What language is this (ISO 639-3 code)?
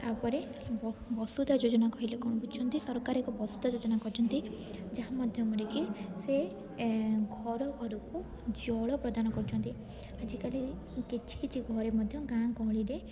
ori